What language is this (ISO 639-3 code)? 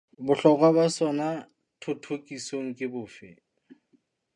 sot